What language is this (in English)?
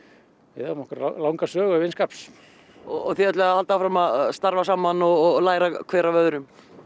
Icelandic